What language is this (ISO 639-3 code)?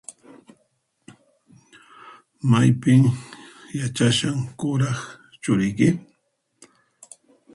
qxp